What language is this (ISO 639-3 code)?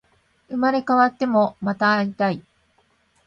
jpn